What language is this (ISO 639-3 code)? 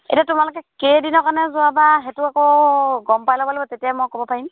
asm